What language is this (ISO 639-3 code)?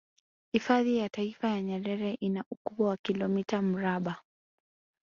swa